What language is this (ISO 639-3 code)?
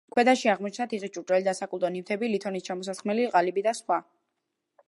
kat